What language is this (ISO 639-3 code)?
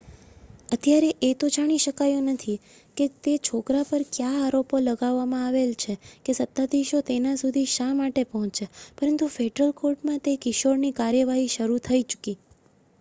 guj